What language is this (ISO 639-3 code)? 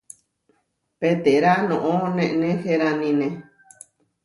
var